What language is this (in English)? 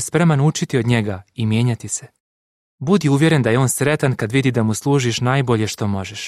Croatian